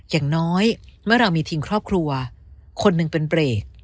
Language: Thai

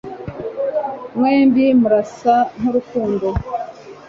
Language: Kinyarwanda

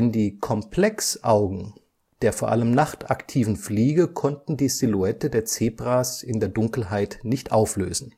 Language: German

